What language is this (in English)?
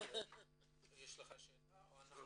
Hebrew